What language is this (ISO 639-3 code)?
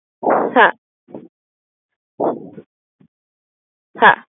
ben